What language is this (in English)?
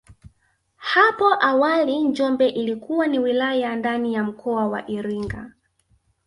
Swahili